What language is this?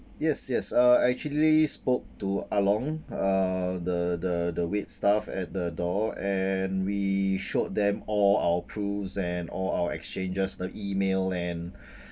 English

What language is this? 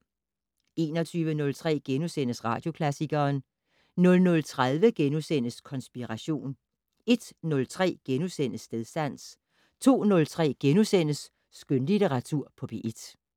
Danish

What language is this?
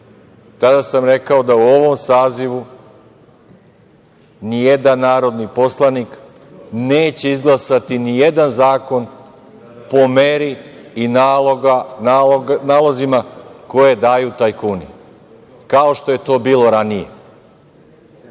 Serbian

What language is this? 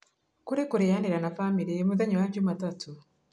Kikuyu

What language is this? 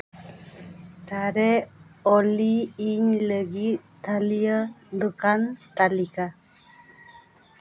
Santali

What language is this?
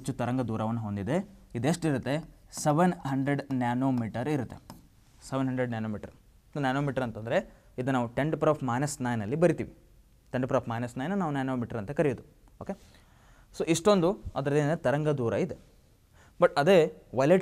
Hindi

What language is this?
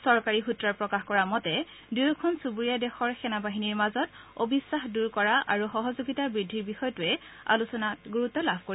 Assamese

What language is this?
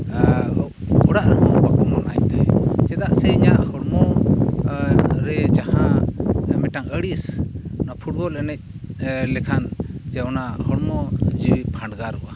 Santali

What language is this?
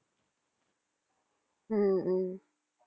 Tamil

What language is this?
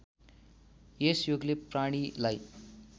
Nepali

